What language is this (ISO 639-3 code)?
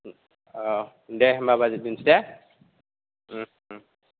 brx